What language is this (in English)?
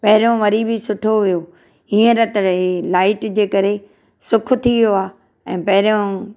Sindhi